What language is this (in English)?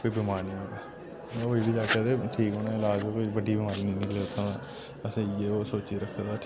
Dogri